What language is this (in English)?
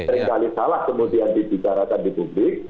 Indonesian